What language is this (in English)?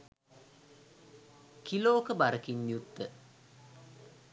Sinhala